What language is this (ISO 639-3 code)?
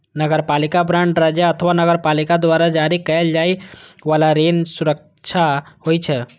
mai